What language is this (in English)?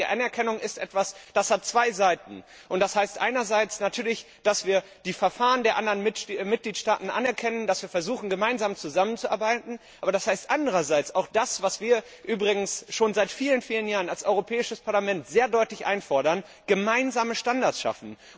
German